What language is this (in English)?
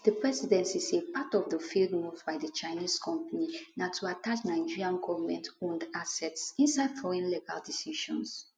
Nigerian Pidgin